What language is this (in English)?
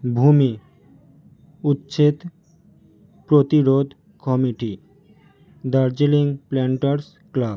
Bangla